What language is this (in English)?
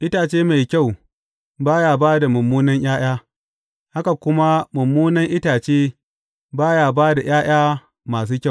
Hausa